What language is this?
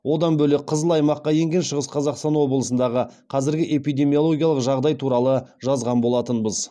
Kazakh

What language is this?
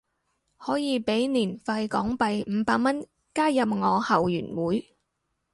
Cantonese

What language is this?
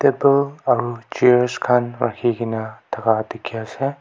Naga Pidgin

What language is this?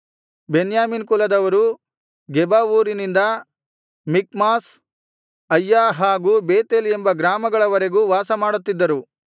Kannada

